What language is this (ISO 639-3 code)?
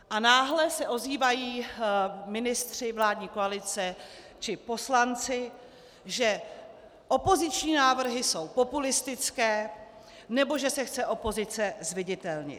ces